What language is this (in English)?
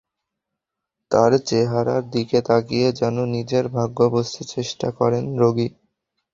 Bangla